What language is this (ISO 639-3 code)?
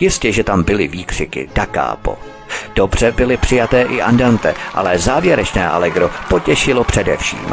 ces